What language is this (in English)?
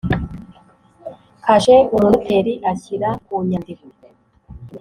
Kinyarwanda